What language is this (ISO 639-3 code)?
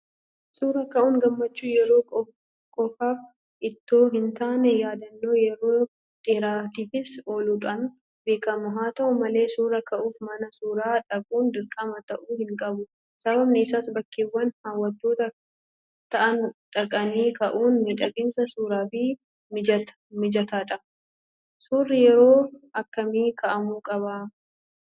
orm